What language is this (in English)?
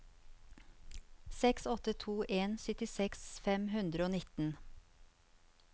Norwegian